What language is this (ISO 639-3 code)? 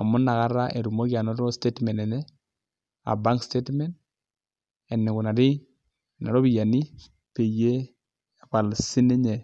mas